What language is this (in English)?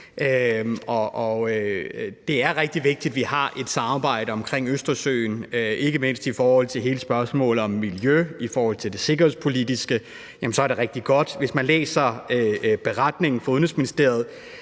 Danish